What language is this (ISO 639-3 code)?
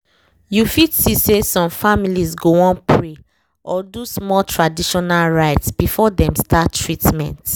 pcm